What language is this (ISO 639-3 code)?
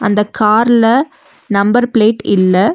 tam